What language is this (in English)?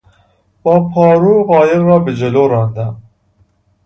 Persian